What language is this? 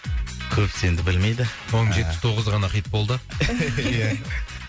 Kazakh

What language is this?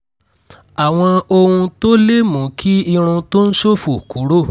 Yoruba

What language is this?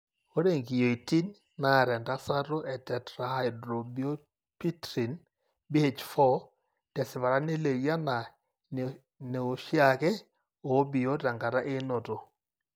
Masai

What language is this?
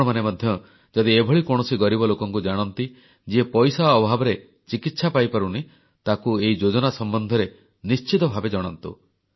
Odia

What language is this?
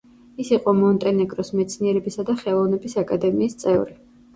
Georgian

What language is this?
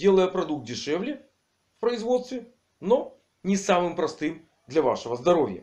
Russian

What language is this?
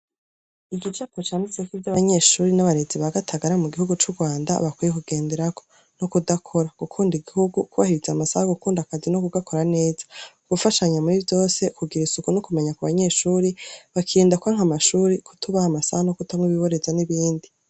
Rundi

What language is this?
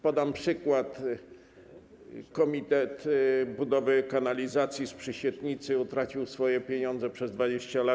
Polish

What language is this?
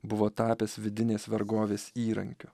Lithuanian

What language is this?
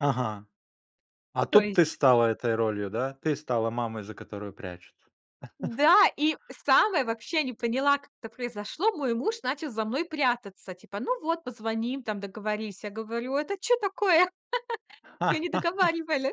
Russian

